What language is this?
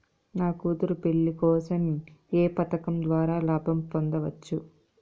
Telugu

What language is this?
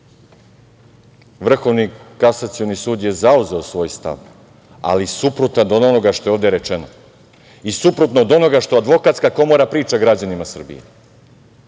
Serbian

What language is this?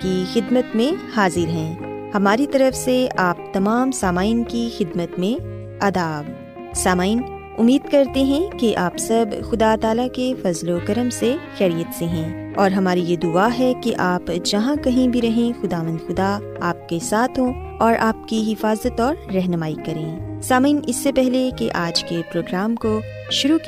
Urdu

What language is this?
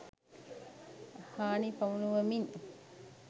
Sinhala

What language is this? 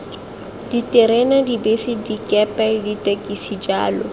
Tswana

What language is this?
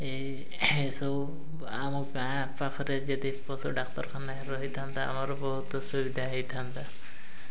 Odia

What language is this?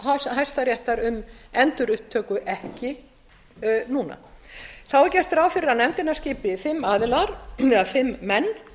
Icelandic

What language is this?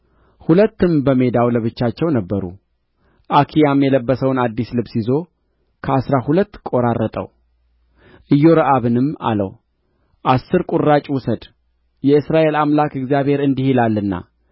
Amharic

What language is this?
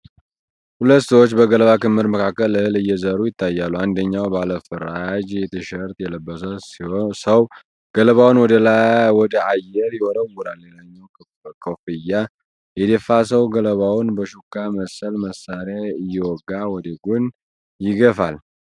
Amharic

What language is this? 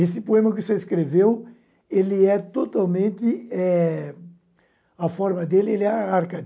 Portuguese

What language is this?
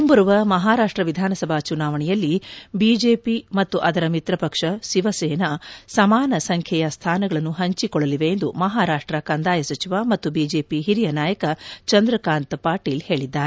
Kannada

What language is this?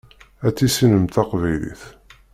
Kabyle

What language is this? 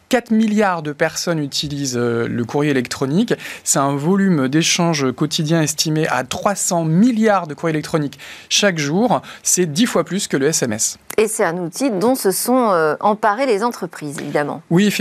French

